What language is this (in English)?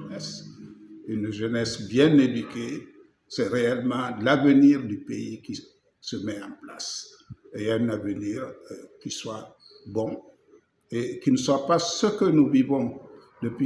French